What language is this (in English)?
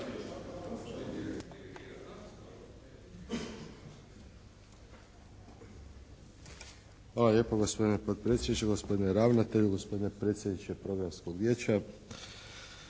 Croatian